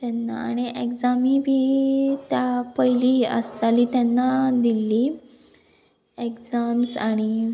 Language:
Konkani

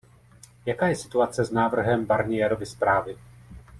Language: Czech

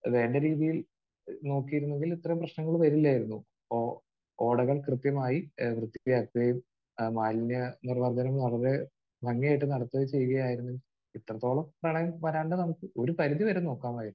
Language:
Malayalam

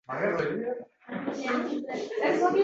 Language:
Uzbek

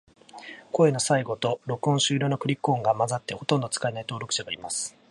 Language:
Japanese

